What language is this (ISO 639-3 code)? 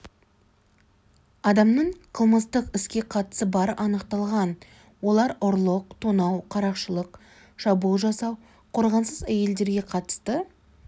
kaz